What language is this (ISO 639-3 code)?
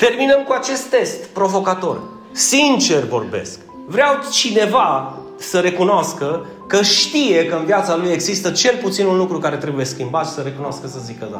ron